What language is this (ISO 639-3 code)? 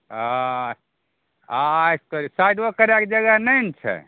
mai